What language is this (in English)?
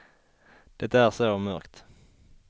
Swedish